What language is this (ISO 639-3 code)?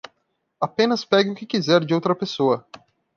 por